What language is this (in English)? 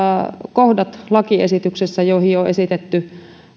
Finnish